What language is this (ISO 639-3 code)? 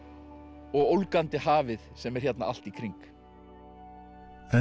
isl